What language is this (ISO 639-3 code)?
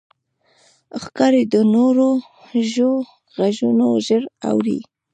pus